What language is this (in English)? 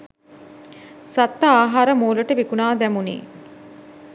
Sinhala